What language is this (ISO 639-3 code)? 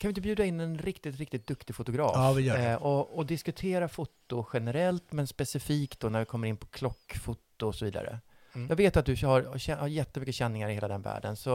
swe